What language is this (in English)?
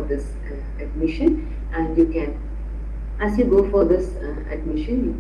English